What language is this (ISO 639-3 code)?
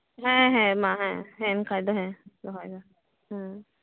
sat